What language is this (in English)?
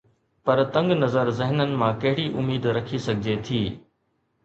Sindhi